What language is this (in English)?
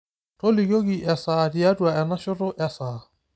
Masai